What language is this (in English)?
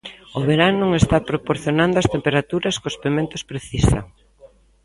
Galician